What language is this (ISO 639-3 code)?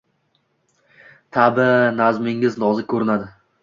uzb